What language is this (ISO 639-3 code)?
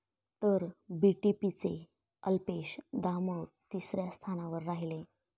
mar